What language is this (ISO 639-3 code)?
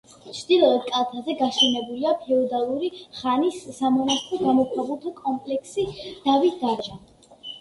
kat